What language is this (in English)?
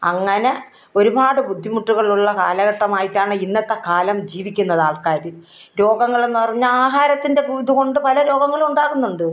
Malayalam